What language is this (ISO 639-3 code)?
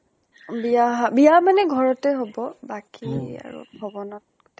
asm